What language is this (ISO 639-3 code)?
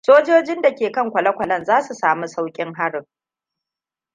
hau